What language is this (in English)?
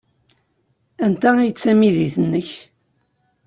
Kabyle